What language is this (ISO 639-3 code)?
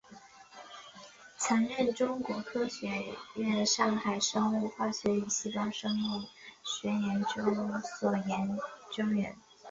zho